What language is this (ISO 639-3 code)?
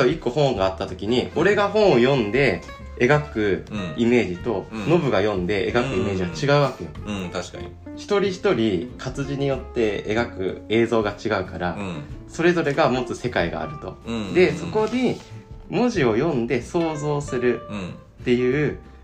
jpn